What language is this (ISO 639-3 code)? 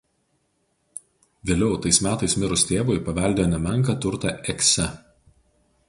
lit